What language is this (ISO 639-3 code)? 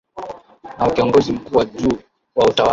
swa